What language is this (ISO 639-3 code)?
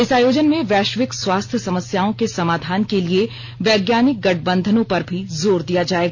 hin